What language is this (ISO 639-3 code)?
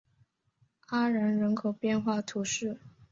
zho